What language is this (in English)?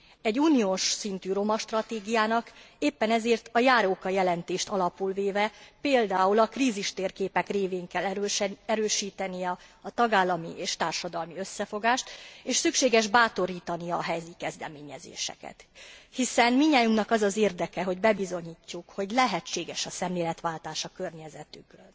Hungarian